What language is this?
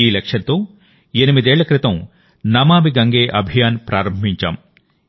Telugu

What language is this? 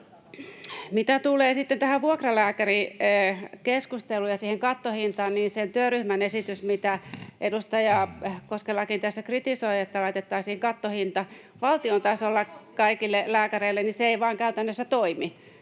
Finnish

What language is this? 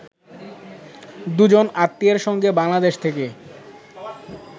Bangla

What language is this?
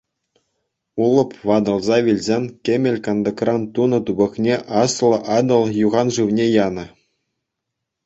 Chuvash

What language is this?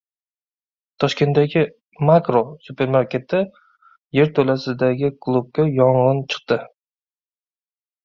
Uzbek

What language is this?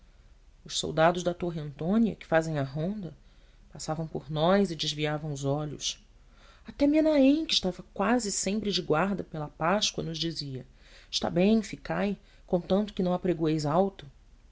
Portuguese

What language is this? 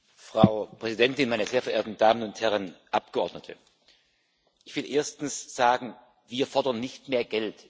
German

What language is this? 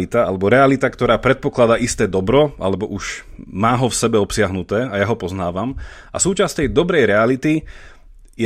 Slovak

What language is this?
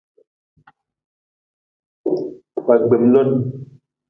Nawdm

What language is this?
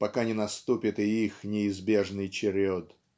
Russian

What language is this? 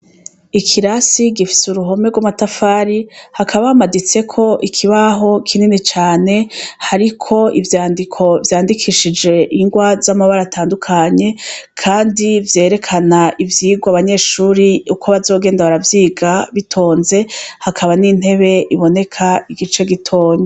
Rundi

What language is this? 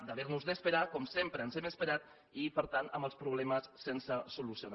Catalan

